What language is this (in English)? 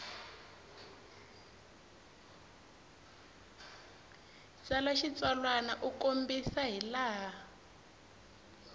Tsonga